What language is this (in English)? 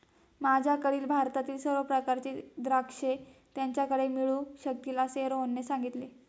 Marathi